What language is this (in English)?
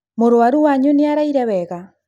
Kikuyu